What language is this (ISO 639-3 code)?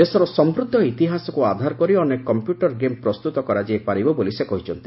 ori